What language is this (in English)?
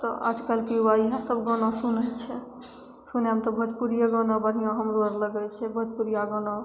Maithili